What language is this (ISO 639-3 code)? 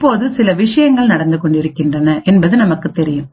tam